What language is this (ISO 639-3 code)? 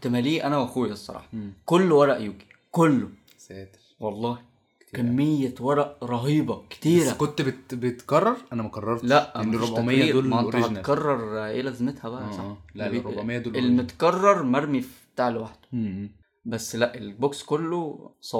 ara